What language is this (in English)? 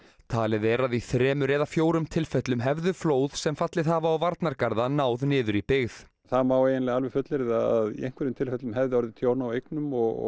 Icelandic